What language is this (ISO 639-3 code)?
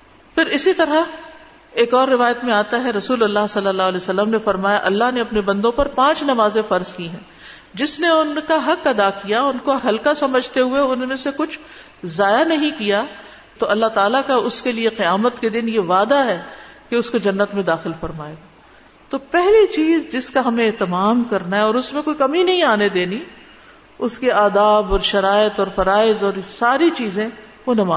urd